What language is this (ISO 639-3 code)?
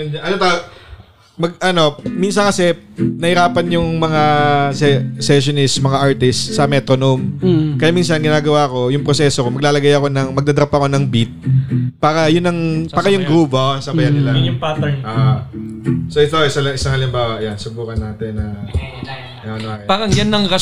fil